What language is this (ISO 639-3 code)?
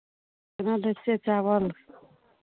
mai